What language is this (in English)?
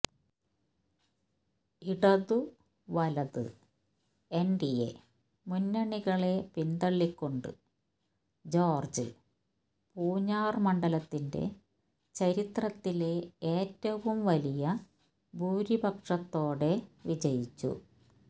Malayalam